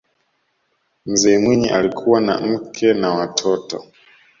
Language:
Swahili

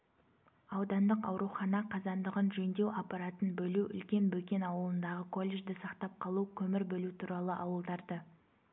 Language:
Kazakh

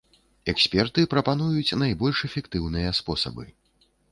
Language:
Belarusian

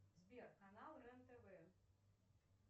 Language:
Russian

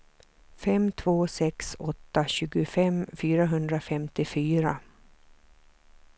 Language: Swedish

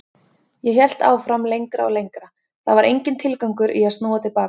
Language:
Icelandic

